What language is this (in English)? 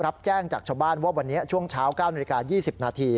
Thai